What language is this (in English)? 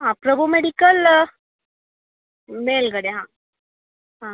Kannada